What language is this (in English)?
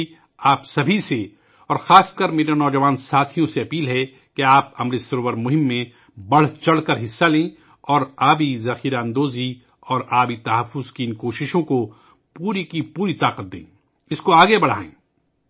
Urdu